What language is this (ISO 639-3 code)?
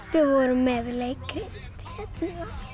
isl